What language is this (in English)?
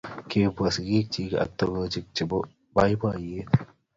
Kalenjin